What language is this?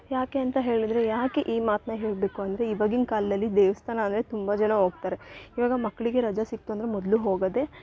Kannada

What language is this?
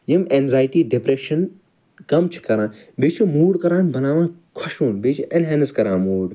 Kashmiri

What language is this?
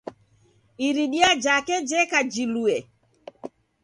Taita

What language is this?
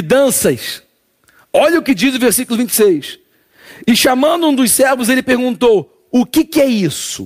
Portuguese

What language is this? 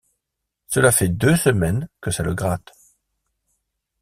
French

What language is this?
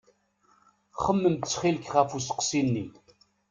Kabyle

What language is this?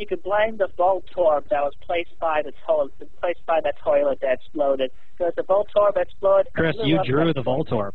English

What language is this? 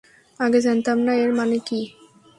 Bangla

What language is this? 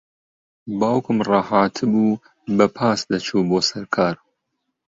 Central Kurdish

